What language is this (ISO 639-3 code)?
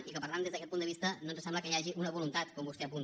cat